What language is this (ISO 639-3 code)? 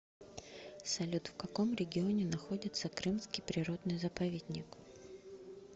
rus